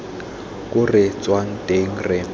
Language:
Tswana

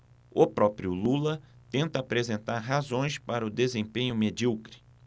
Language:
Portuguese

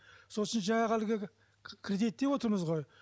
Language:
Kazakh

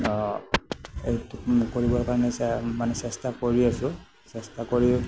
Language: Assamese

